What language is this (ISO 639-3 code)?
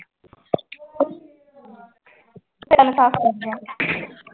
pan